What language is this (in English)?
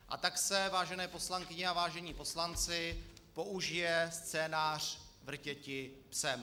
Czech